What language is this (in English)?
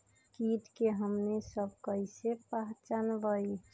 Magahi